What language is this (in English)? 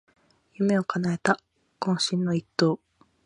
Japanese